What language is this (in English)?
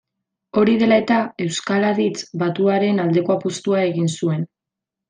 Basque